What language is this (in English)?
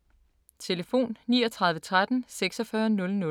Danish